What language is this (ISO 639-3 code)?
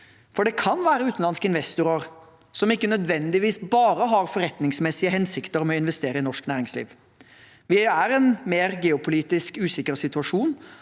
nor